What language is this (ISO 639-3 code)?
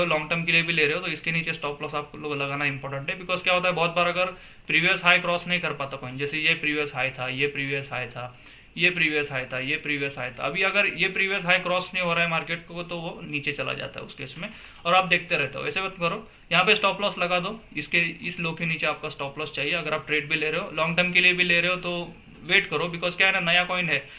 hin